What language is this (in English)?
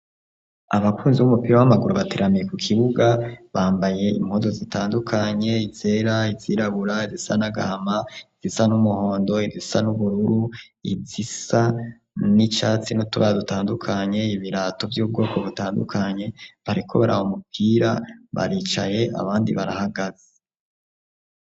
Rundi